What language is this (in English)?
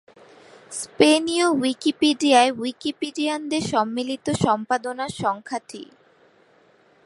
Bangla